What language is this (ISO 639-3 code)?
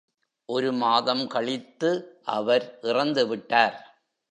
tam